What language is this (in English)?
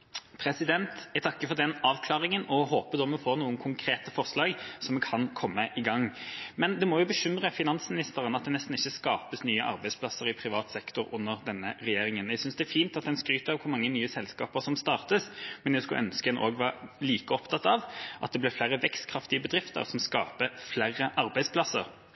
Norwegian Bokmål